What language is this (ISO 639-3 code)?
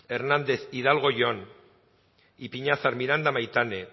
eus